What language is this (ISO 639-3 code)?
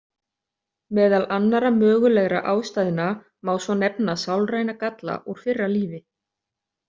isl